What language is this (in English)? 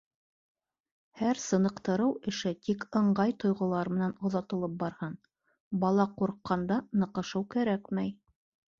Bashkir